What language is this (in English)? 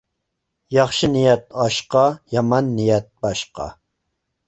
Uyghur